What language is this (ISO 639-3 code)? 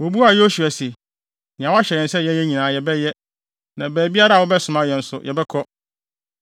aka